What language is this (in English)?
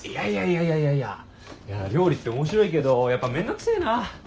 Japanese